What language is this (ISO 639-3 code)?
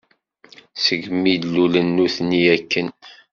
kab